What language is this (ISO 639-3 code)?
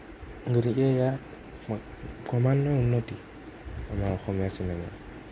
asm